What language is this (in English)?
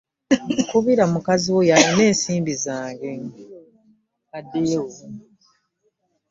Ganda